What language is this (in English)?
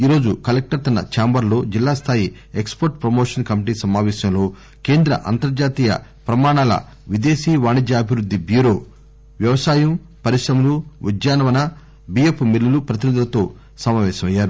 Telugu